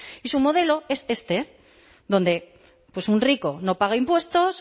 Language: Spanish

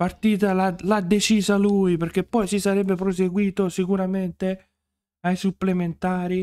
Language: Italian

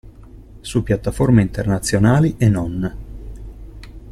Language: Italian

